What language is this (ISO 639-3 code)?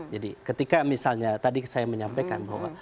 ind